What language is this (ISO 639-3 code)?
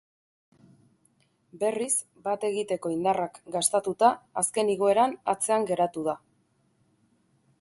eus